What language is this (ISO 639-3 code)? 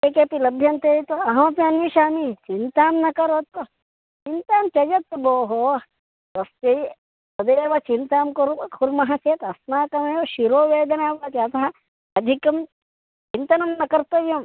san